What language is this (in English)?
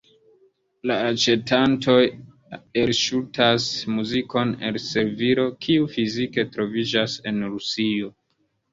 Esperanto